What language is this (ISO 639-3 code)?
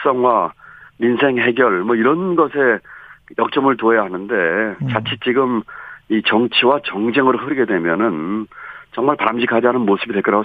kor